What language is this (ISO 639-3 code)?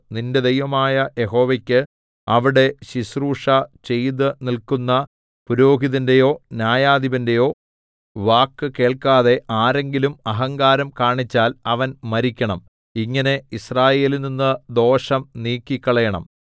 mal